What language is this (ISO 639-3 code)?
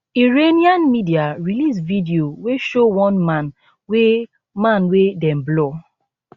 pcm